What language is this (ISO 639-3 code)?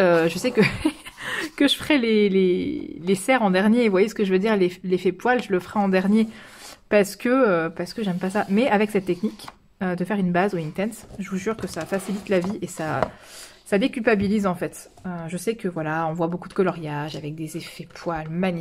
fra